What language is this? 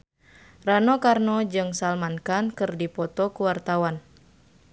Sundanese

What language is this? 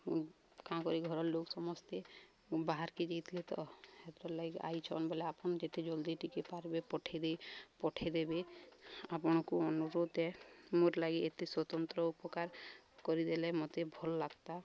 Odia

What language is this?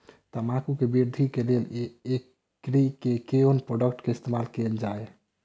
Maithili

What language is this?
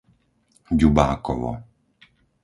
Slovak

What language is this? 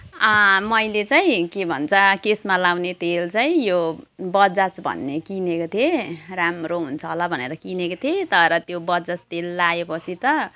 Nepali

